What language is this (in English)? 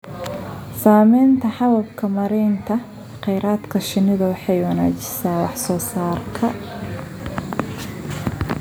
Somali